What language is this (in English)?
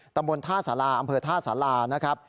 Thai